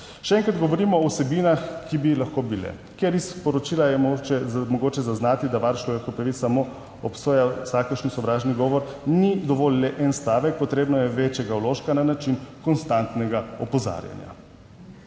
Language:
Slovenian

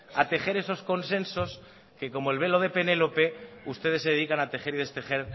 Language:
Spanish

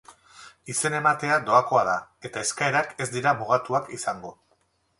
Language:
Basque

